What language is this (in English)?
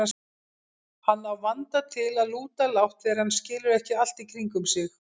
Icelandic